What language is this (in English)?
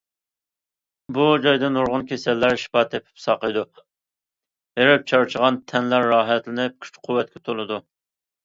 Uyghur